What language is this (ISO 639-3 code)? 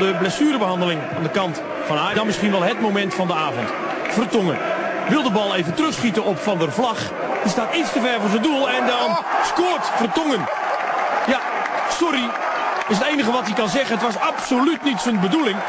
nld